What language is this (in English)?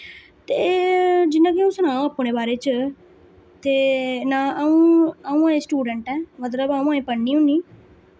Dogri